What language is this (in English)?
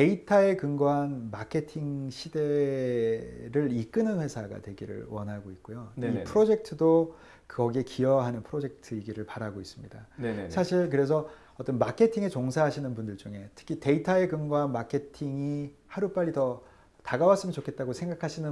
Korean